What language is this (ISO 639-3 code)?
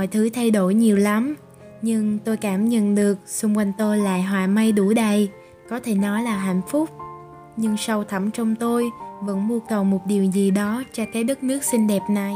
vie